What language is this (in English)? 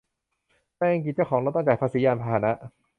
Thai